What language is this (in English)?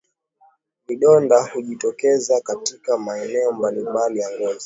Swahili